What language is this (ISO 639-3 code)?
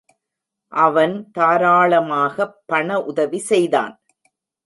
tam